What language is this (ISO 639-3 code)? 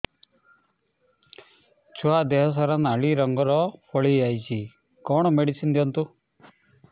ori